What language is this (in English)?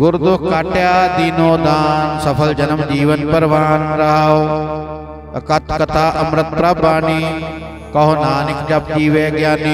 Indonesian